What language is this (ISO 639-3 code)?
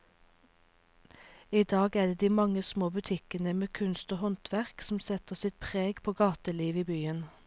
nor